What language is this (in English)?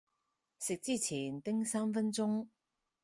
Cantonese